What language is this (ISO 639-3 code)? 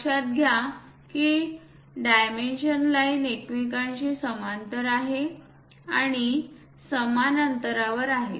mar